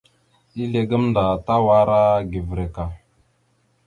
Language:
Mada (Cameroon)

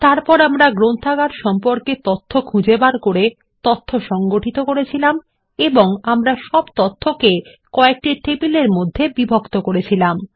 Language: Bangla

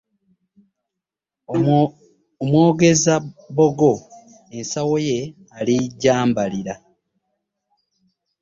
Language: Ganda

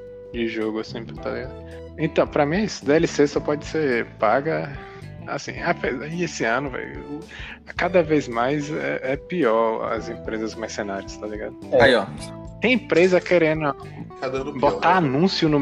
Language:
Portuguese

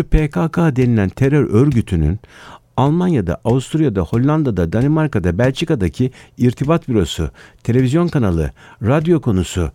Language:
Turkish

